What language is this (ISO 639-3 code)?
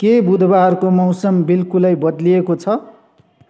nep